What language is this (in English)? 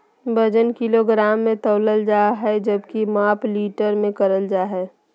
Magahi